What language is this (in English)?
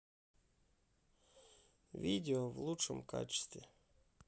Russian